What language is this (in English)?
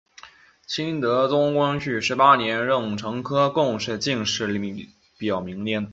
Chinese